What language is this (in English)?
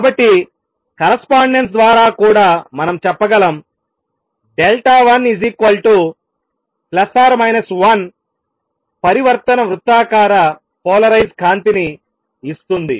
Telugu